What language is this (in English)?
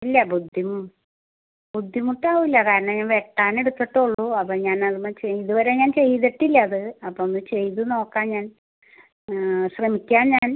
Malayalam